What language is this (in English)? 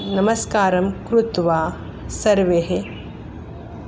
Sanskrit